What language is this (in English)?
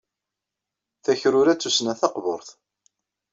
Kabyle